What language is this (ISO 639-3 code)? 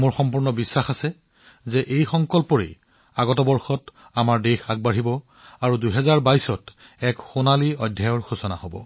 asm